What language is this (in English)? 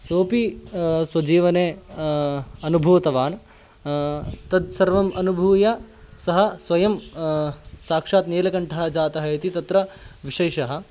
Sanskrit